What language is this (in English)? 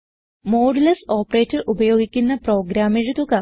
Malayalam